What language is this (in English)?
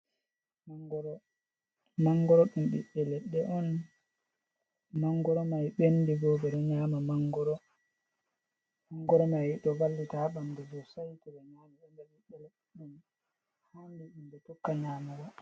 Fula